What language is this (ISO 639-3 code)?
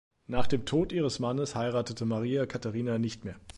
deu